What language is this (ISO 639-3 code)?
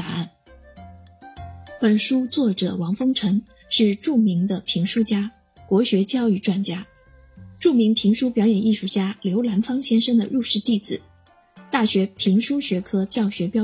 zho